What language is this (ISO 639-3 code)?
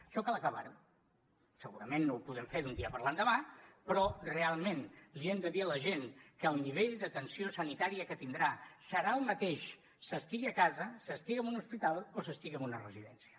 cat